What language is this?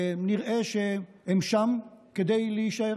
Hebrew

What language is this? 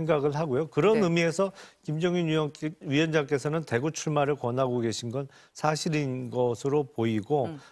Korean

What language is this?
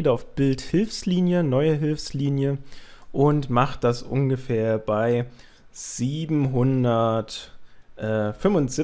German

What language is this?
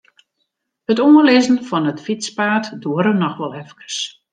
Western Frisian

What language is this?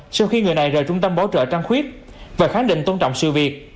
Vietnamese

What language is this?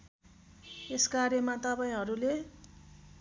Nepali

